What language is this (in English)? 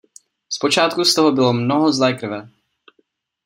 Czech